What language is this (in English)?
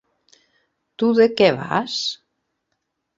Catalan